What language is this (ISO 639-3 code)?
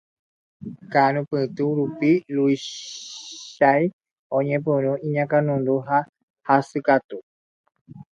grn